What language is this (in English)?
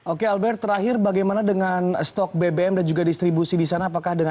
Indonesian